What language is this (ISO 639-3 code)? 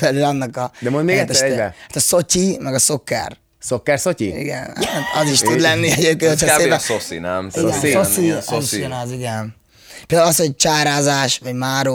hun